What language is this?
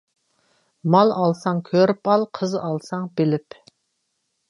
Uyghur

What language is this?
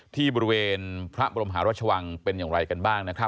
Thai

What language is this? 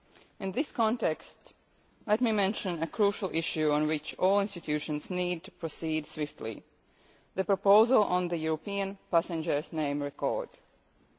English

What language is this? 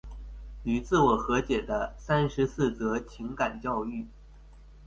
Chinese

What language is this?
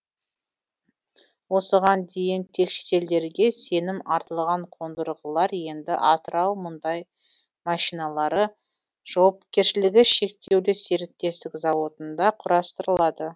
Kazakh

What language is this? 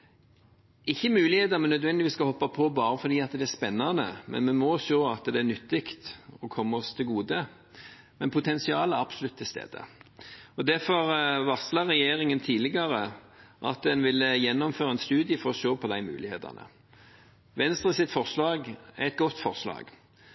Norwegian Bokmål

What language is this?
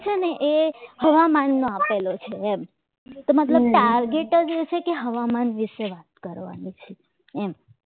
Gujarati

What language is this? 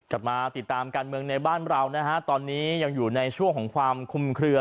Thai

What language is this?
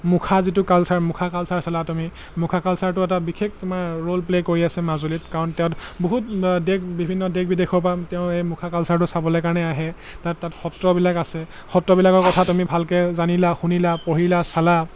Assamese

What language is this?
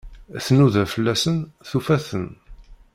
Kabyle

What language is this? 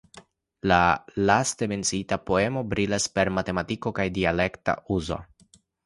Esperanto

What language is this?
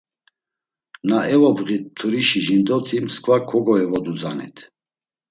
Laz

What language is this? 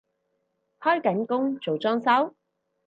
Cantonese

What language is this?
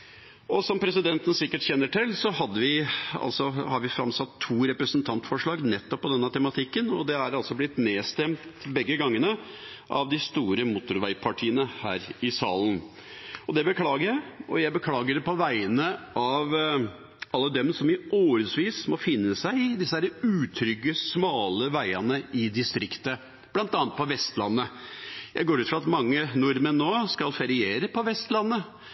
Norwegian Bokmål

